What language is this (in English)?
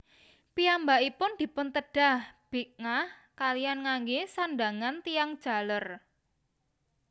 Javanese